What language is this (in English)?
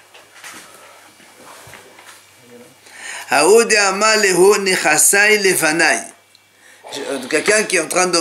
French